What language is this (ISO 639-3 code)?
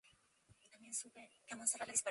spa